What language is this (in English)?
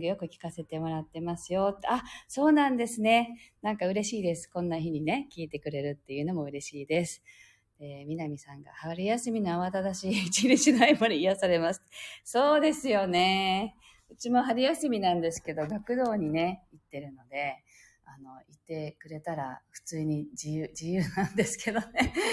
Japanese